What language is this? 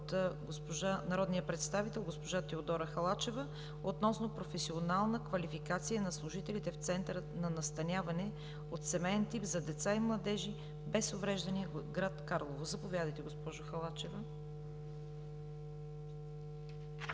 Bulgarian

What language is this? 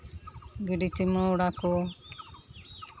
Santali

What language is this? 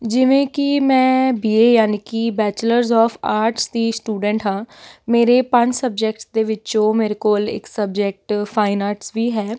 Punjabi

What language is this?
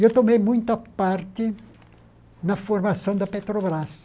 Portuguese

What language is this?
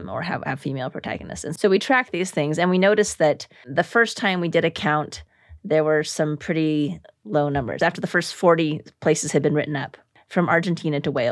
English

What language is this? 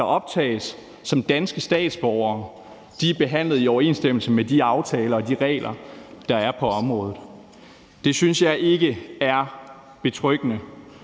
Danish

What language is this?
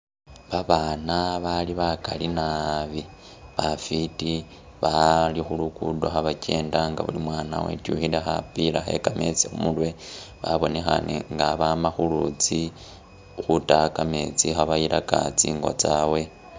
Masaaba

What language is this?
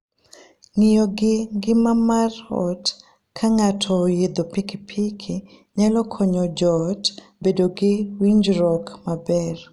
Luo (Kenya and Tanzania)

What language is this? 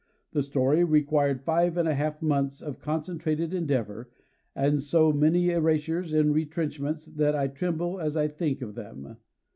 English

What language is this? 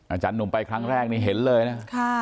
Thai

